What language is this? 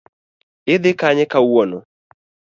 Luo (Kenya and Tanzania)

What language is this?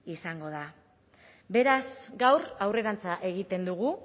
Basque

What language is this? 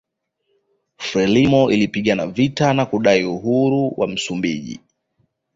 Swahili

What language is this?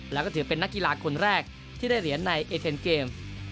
Thai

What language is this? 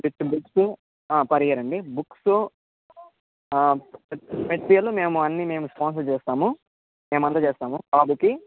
Telugu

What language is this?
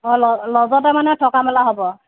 Assamese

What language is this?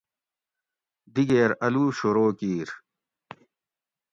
Gawri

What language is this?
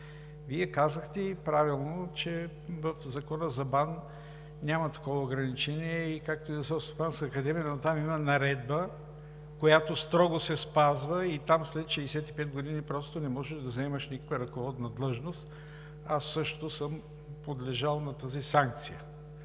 Bulgarian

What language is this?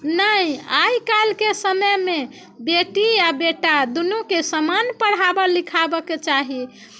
Maithili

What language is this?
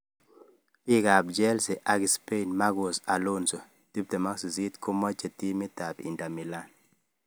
Kalenjin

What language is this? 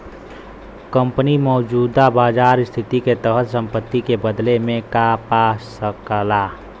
Bhojpuri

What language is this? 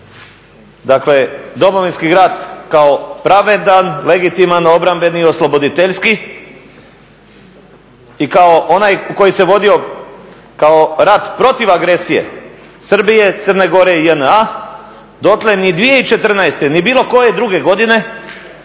Croatian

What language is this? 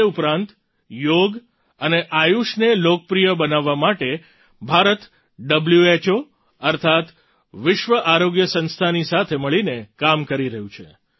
Gujarati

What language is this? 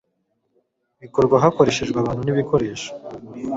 Kinyarwanda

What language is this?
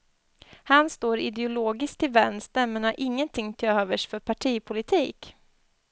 Swedish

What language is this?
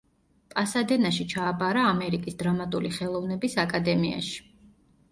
Georgian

